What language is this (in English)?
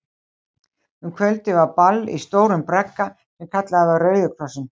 Icelandic